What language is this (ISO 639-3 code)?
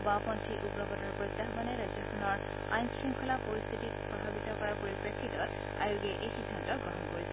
asm